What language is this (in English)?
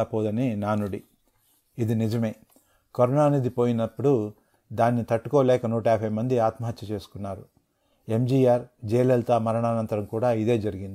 Telugu